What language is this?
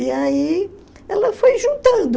Portuguese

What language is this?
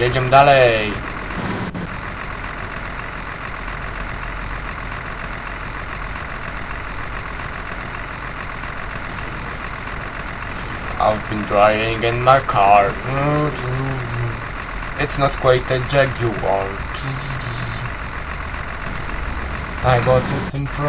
Polish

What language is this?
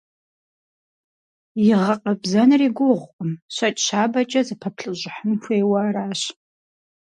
Kabardian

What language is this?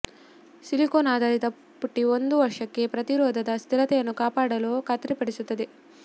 Kannada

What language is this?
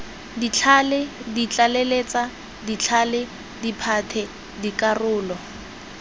Tswana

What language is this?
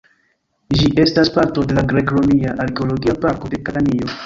Esperanto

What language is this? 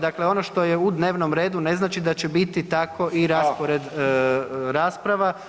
Croatian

